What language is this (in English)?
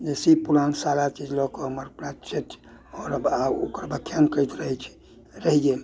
Maithili